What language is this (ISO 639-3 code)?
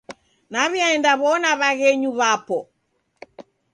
dav